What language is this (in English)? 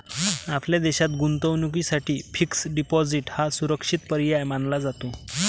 Marathi